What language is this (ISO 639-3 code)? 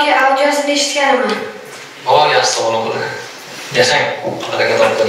tur